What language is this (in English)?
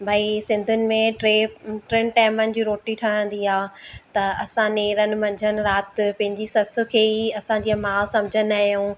Sindhi